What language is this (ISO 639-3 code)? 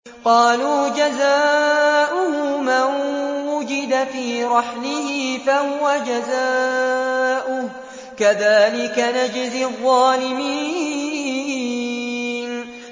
ara